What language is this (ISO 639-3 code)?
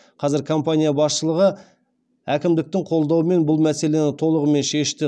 kaz